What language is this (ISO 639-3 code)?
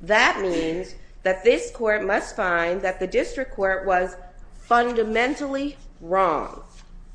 eng